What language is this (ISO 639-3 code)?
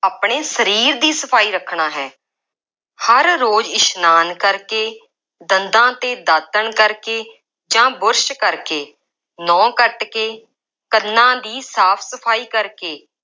pan